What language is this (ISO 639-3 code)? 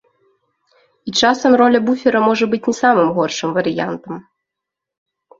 bel